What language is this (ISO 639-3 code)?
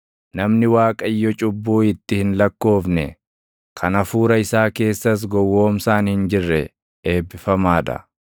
orm